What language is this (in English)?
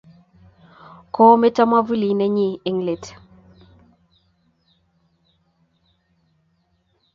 Kalenjin